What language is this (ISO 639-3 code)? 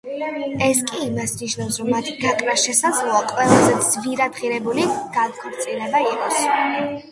kat